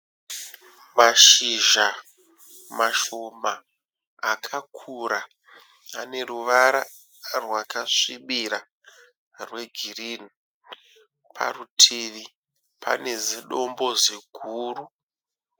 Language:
Shona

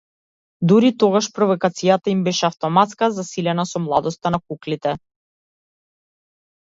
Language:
Macedonian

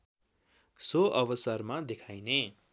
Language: Nepali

